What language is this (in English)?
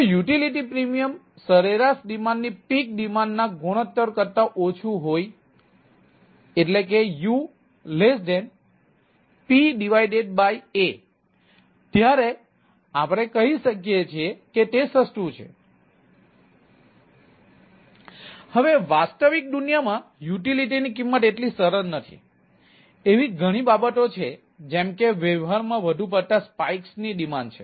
Gujarati